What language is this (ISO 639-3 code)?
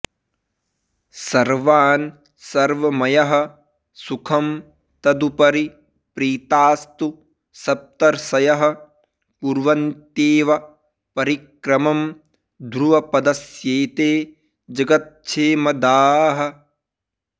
san